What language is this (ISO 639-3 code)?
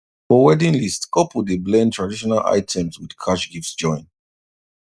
pcm